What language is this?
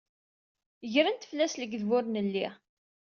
Kabyle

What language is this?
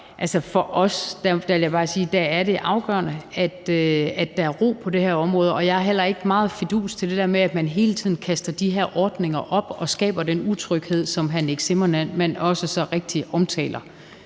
Danish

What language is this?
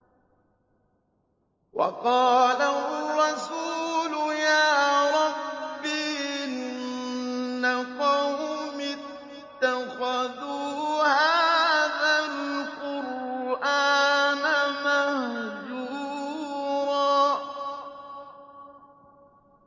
Arabic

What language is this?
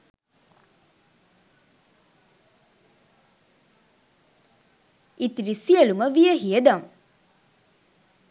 Sinhala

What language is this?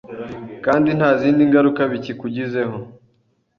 Kinyarwanda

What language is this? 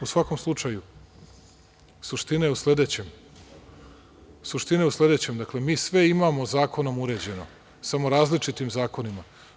Serbian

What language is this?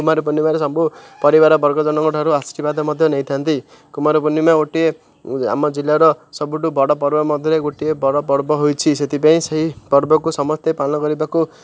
Odia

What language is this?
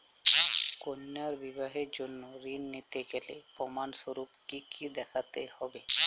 Bangla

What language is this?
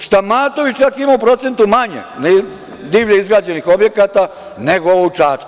Serbian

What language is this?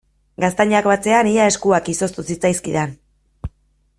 Basque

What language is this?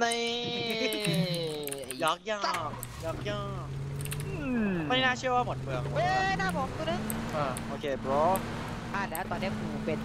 Thai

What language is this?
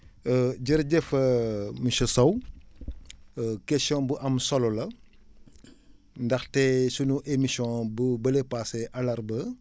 Wolof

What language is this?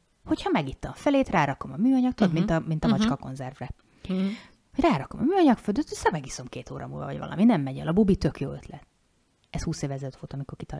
Hungarian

